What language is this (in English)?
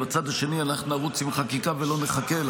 Hebrew